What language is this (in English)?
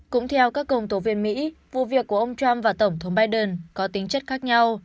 Vietnamese